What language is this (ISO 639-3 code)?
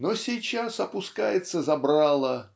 rus